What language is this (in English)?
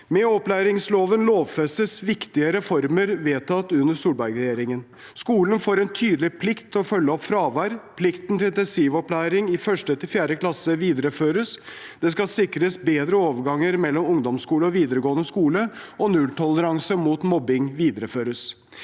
Norwegian